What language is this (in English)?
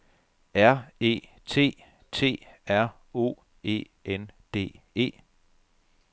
Danish